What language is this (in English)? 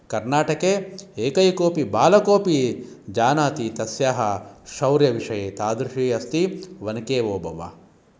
Sanskrit